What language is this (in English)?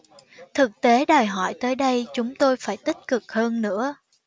Vietnamese